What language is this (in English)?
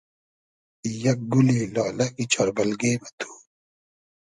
Hazaragi